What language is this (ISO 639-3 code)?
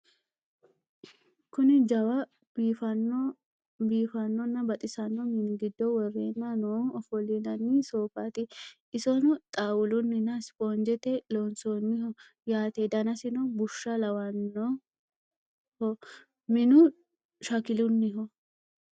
sid